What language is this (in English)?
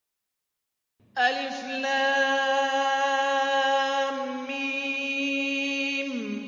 Arabic